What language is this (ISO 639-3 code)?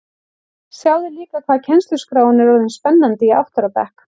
isl